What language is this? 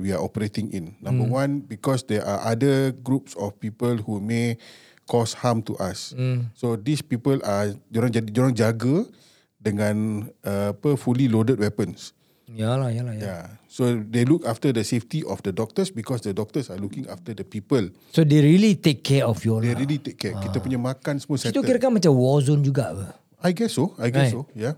Malay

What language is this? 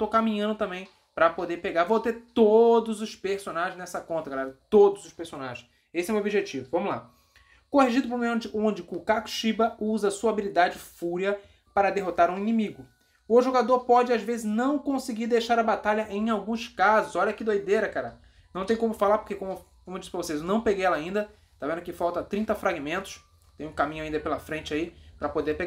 Portuguese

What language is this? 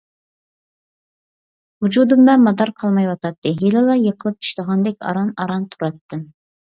Uyghur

